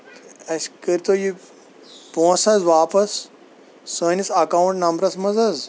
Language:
Kashmiri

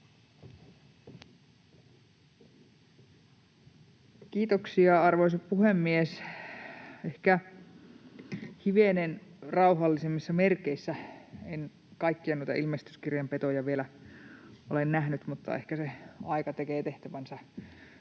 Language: Finnish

